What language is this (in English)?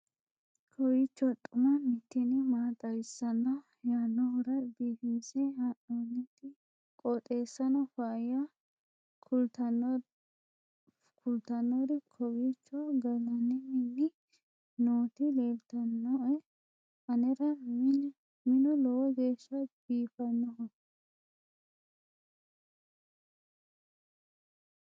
Sidamo